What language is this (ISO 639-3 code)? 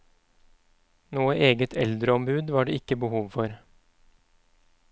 nor